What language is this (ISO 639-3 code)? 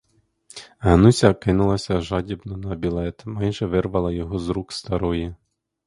ukr